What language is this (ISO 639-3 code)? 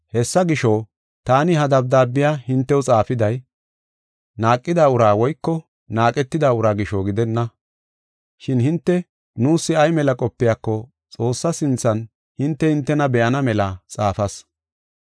gof